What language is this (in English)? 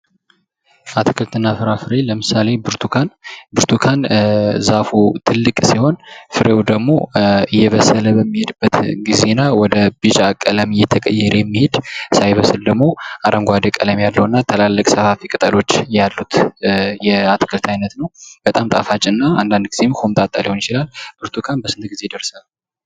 Amharic